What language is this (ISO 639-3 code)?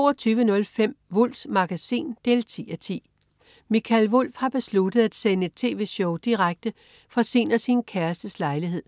dan